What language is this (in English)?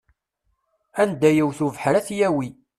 Kabyle